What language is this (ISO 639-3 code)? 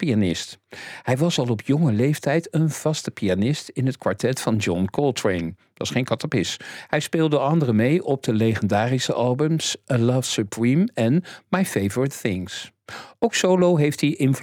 nld